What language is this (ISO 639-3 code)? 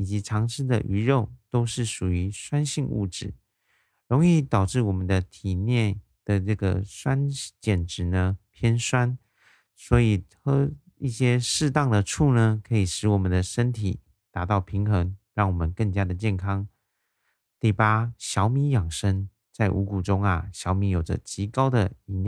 zho